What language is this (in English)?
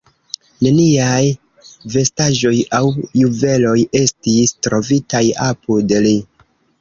Esperanto